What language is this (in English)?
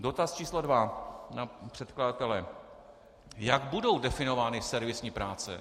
Czech